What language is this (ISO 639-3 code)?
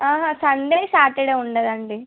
tel